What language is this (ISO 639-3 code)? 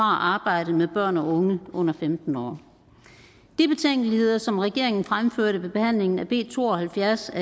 dan